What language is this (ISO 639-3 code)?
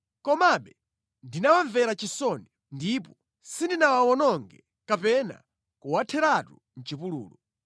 nya